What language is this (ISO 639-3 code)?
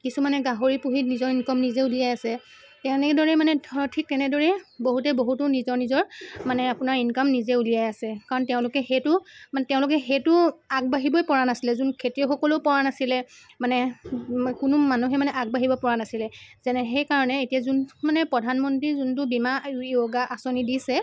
asm